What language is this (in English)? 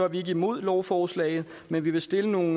Danish